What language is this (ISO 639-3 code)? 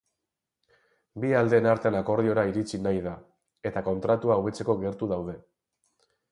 eus